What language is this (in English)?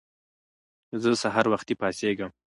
Pashto